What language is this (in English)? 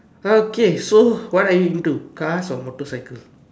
English